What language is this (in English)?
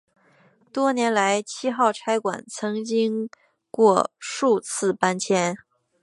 Chinese